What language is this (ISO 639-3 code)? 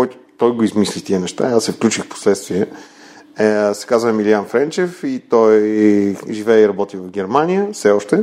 bul